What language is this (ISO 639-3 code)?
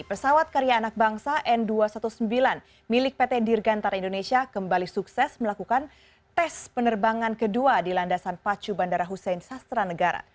ind